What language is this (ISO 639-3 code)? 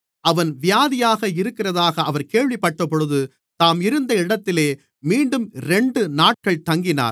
tam